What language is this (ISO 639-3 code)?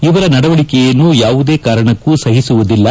kan